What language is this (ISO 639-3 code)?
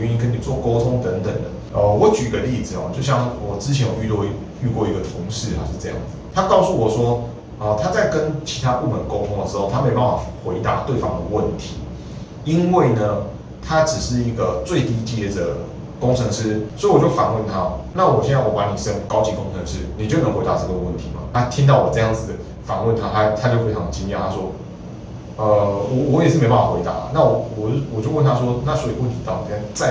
zho